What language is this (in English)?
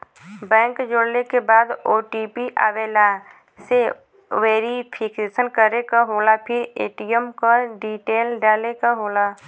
Bhojpuri